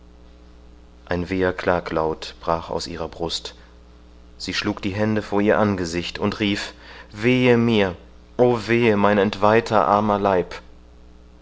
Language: German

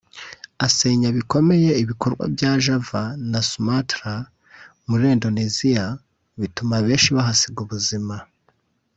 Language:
Kinyarwanda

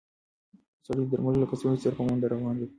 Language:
Pashto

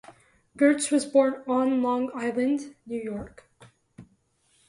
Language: English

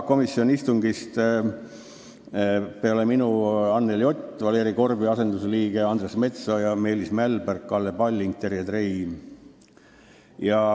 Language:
Estonian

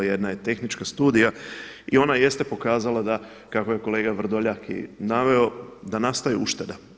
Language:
Croatian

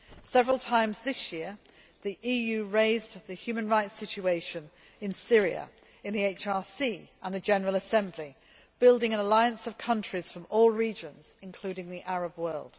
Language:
English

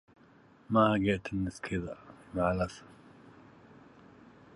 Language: Arabic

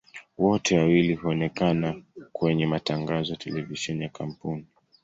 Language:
Swahili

